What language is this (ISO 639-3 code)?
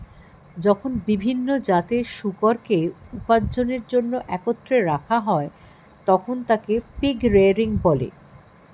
ben